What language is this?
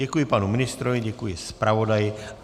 Czech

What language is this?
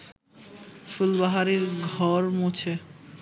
Bangla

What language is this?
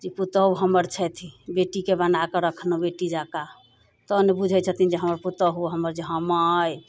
Maithili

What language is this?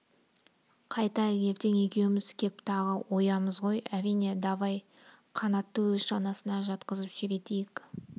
Kazakh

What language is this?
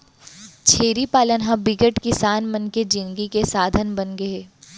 Chhattisgarhi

